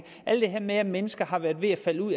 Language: Danish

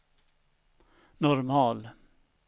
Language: Swedish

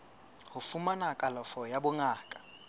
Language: Southern Sotho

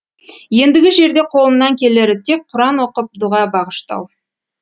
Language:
Kazakh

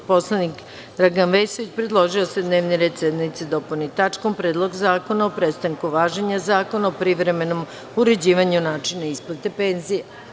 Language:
Serbian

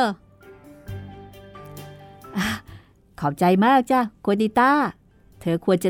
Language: Thai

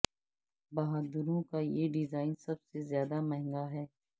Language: Urdu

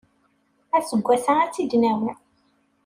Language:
Kabyle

